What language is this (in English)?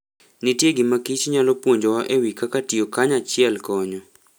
Luo (Kenya and Tanzania)